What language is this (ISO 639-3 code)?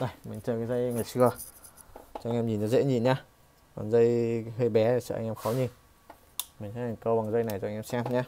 vie